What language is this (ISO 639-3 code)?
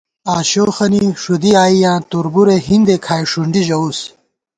gwt